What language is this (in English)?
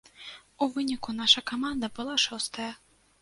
Belarusian